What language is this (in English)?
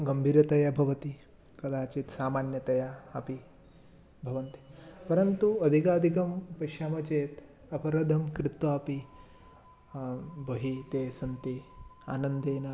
Sanskrit